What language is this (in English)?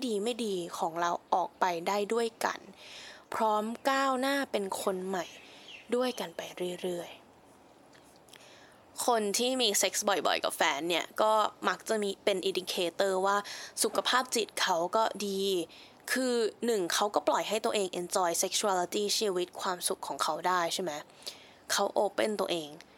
Thai